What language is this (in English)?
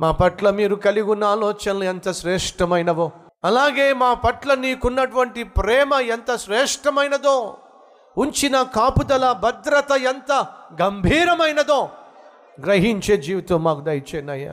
Telugu